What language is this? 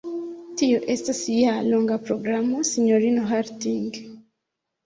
Esperanto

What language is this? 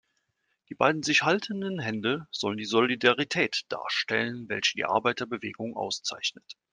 German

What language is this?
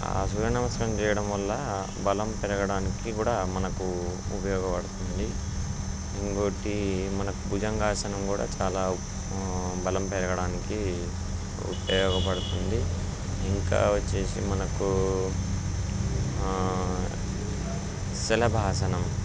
Telugu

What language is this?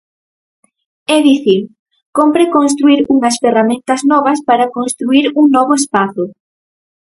Galician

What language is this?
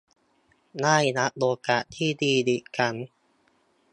Thai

